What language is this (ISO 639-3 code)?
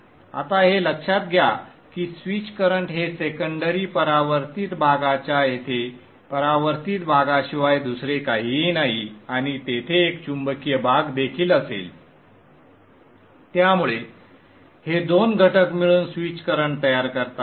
mar